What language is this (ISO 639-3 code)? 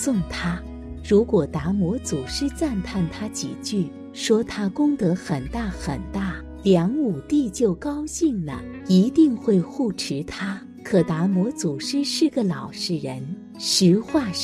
zho